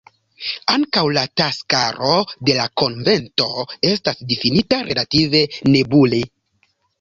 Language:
Esperanto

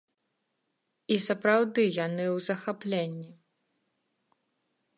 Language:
Belarusian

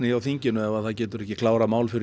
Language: Icelandic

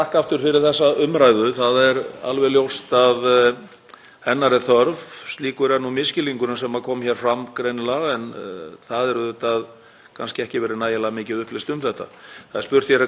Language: Icelandic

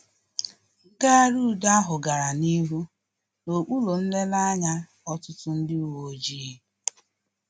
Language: Igbo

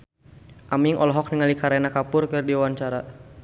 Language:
Sundanese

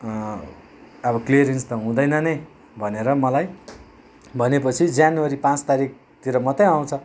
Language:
Nepali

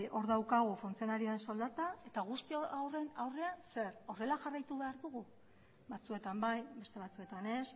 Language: Basque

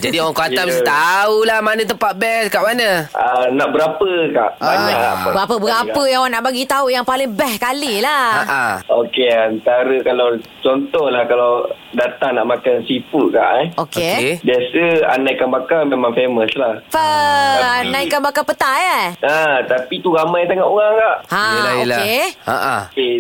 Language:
Malay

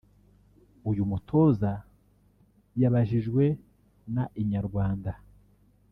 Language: Kinyarwanda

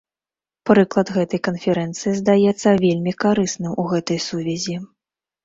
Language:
Belarusian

